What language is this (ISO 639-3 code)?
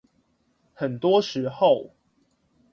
zho